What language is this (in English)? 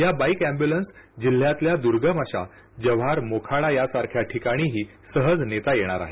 Marathi